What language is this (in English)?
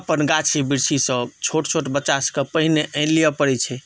Maithili